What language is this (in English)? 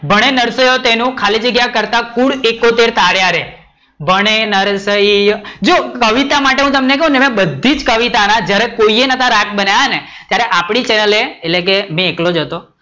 Gujarati